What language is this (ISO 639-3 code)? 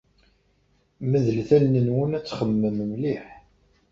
kab